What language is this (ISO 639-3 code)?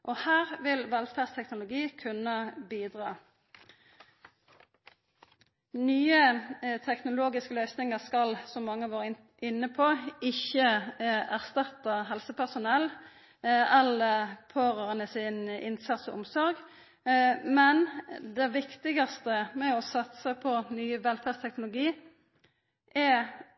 nno